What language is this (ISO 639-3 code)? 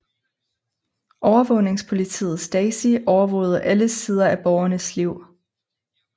dan